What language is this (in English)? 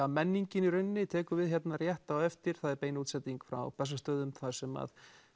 Icelandic